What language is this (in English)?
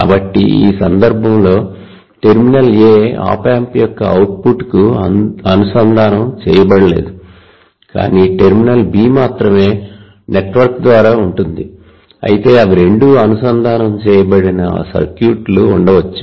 Telugu